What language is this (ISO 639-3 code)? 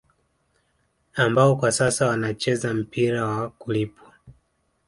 swa